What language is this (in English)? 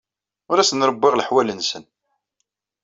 Kabyle